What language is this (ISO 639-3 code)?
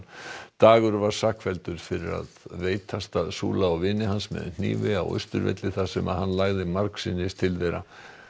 isl